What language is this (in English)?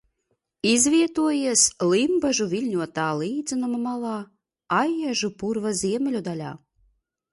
Latvian